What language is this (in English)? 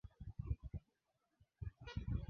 Swahili